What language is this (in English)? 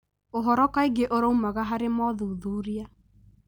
Kikuyu